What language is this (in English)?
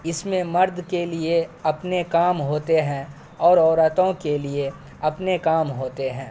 Urdu